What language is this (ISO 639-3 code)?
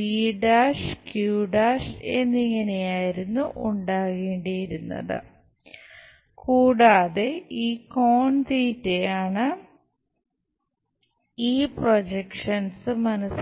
mal